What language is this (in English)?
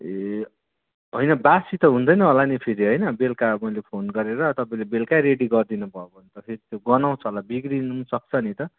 Nepali